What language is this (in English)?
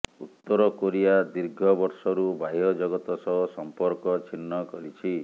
Odia